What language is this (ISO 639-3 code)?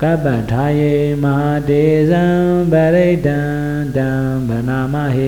vie